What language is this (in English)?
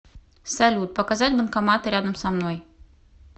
Russian